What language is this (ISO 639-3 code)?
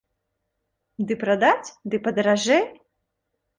bel